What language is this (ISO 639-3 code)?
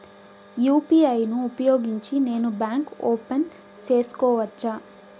tel